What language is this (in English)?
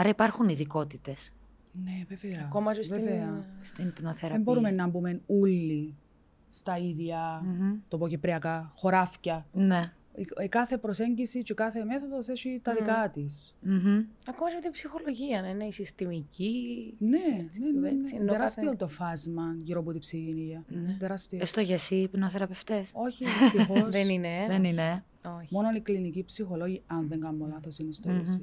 Greek